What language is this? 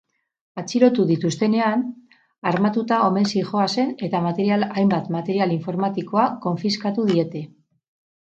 Basque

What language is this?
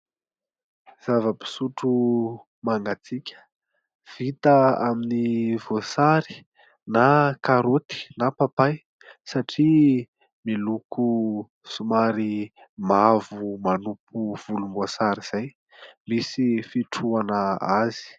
Malagasy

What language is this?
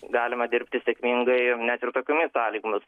Lithuanian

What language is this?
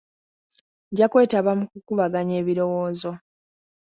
Ganda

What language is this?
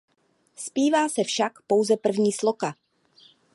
Czech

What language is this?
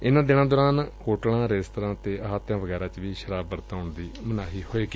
Punjabi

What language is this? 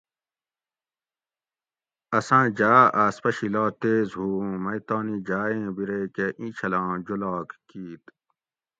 Gawri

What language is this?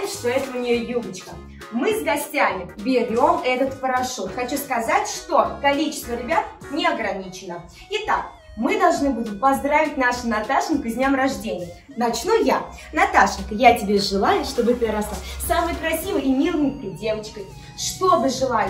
Russian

